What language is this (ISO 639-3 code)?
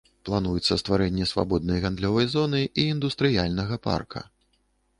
bel